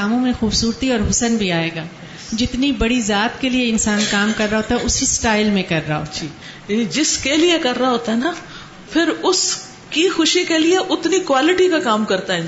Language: Urdu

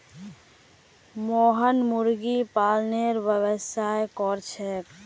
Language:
Magahi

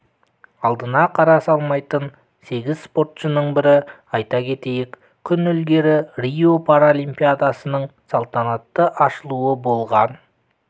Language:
Kazakh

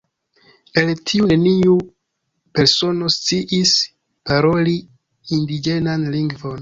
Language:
Esperanto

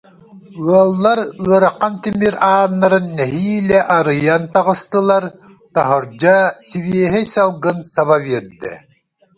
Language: Yakut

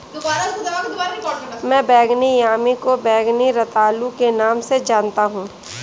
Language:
Hindi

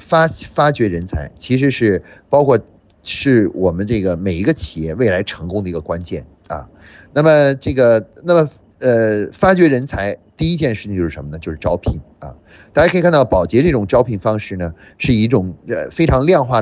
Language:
Chinese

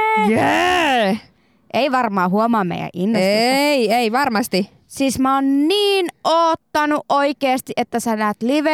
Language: Finnish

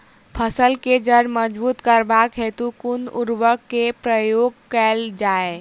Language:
Maithili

